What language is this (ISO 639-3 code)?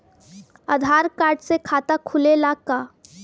bho